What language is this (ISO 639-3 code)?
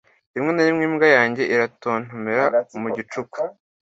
kin